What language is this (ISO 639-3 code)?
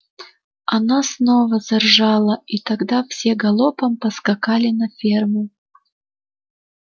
rus